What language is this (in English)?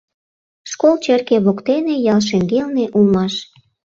Mari